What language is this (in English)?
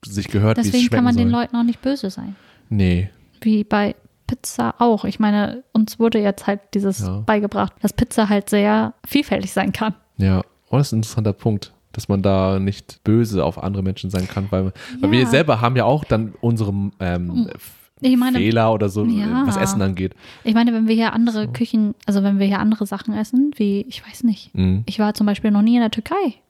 German